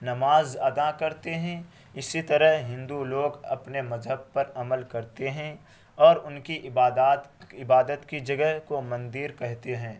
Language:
Urdu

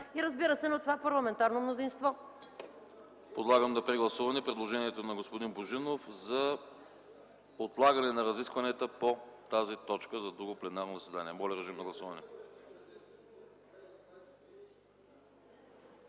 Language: Bulgarian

